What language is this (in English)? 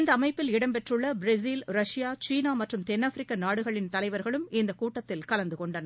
Tamil